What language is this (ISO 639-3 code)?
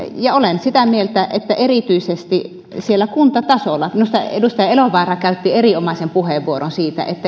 fin